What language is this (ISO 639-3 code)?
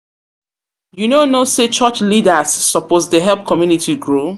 pcm